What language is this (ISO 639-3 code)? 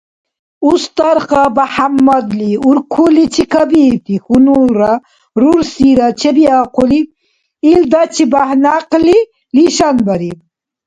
dar